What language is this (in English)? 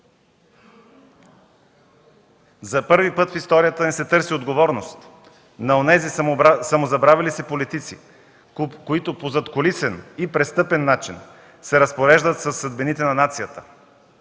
Bulgarian